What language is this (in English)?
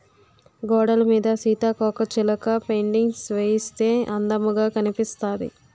Telugu